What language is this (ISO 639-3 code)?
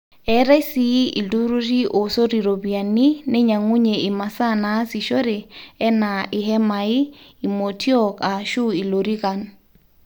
mas